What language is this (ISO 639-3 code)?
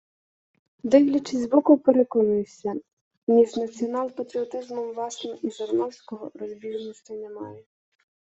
ukr